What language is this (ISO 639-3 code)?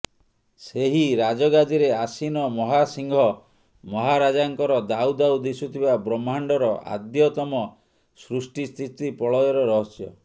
ori